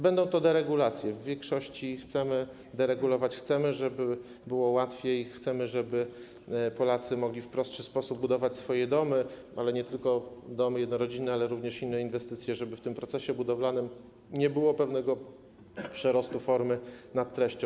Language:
Polish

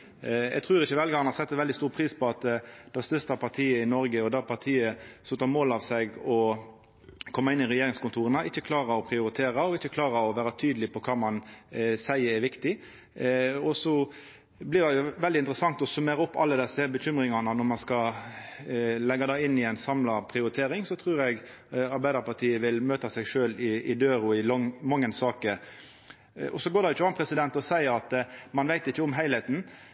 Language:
Norwegian Nynorsk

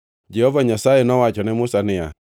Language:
Luo (Kenya and Tanzania)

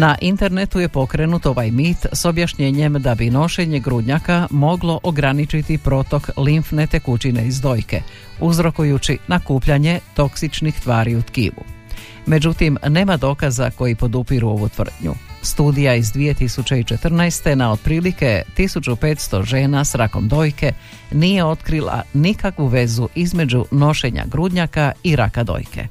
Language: Croatian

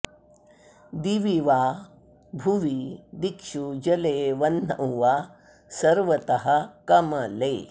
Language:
Sanskrit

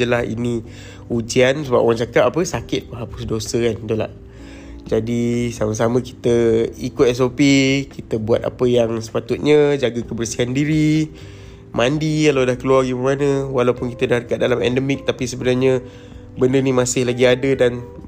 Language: Malay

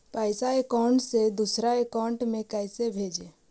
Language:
Magahi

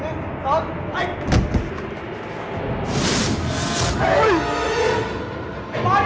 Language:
Thai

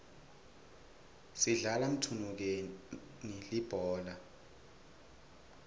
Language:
Swati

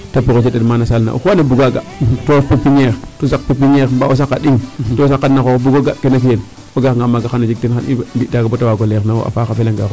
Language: Serer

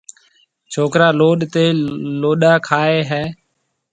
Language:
Marwari (Pakistan)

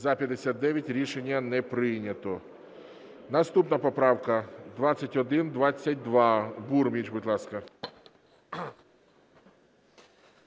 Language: Ukrainian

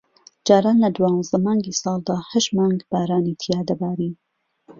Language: Central Kurdish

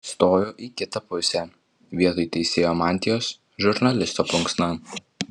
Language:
Lithuanian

